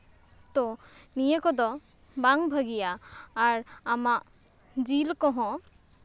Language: Santali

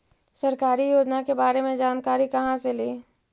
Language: Magahi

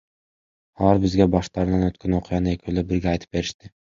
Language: Kyrgyz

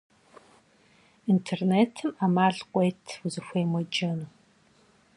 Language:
Kabardian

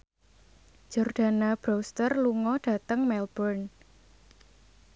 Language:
Javanese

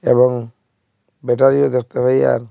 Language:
Bangla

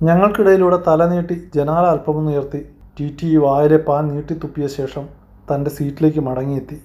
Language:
Malayalam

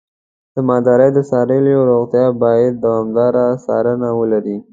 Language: Pashto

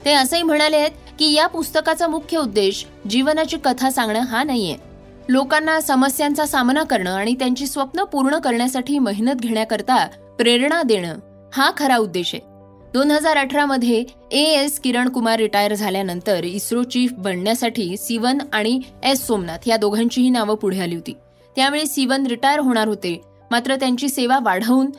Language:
Marathi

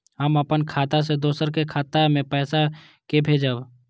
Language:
Maithili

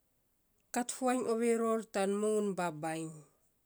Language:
Saposa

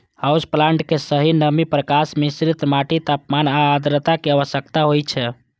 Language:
Maithili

